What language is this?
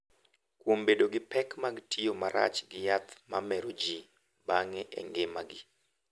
Luo (Kenya and Tanzania)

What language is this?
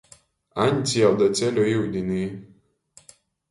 Latgalian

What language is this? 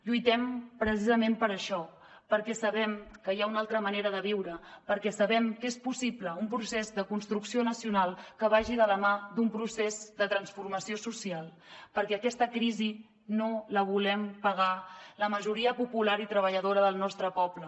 Catalan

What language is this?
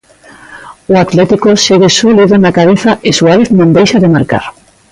Galician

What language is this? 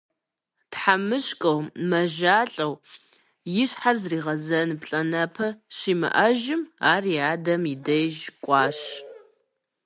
Kabardian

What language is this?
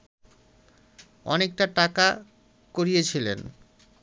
Bangla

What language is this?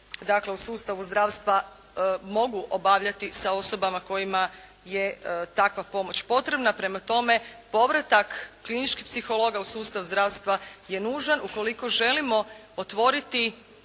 Croatian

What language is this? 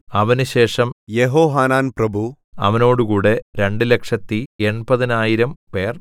Malayalam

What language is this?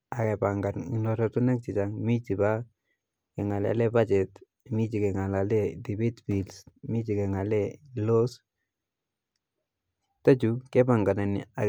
Kalenjin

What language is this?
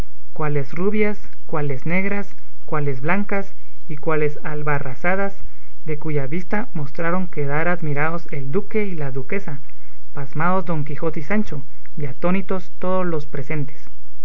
Spanish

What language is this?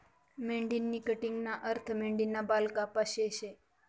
Marathi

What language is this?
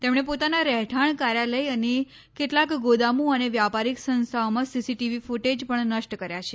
Gujarati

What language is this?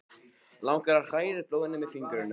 Icelandic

